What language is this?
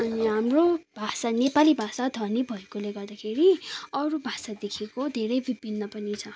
Nepali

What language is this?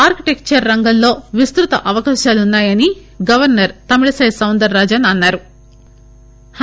Telugu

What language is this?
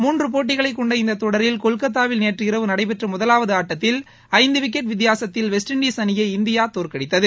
Tamil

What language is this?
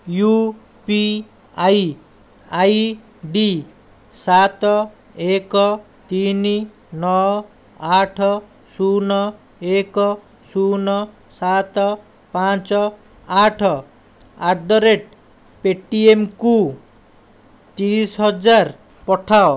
Odia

